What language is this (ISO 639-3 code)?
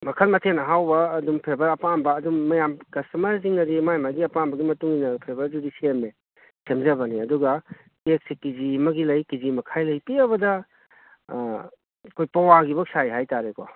mni